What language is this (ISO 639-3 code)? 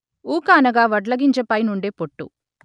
tel